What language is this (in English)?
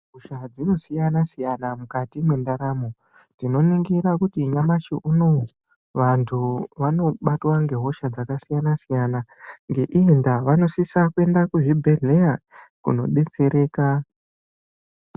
Ndau